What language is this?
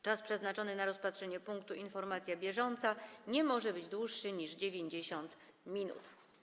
Polish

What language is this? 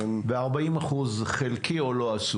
Hebrew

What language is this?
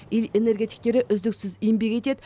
Kazakh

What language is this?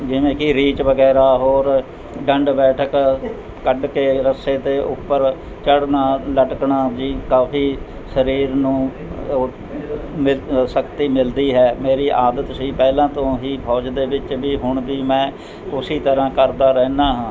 Punjabi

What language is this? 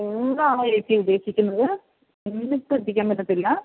Malayalam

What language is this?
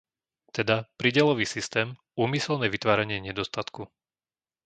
Slovak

